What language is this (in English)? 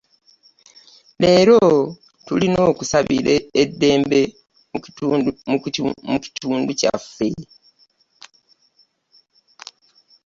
Ganda